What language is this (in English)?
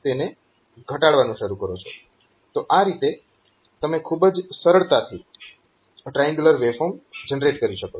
Gujarati